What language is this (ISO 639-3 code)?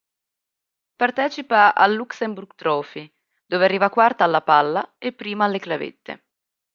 ita